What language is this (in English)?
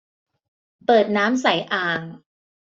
Thai